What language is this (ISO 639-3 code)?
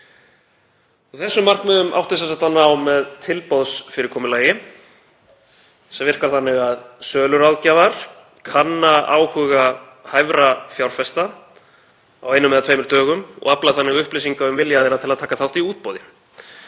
isl